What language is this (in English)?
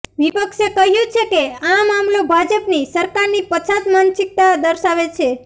Gujarati